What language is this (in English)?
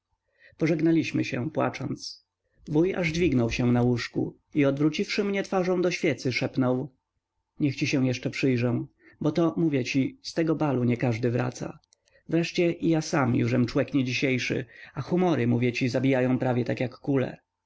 Polish